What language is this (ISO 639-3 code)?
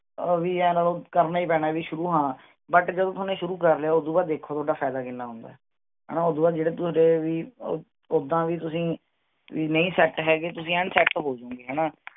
pan